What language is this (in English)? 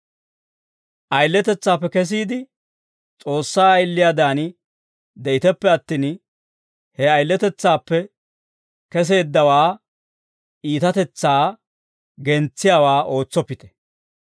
Dawro